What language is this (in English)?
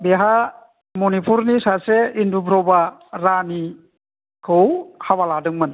Bodo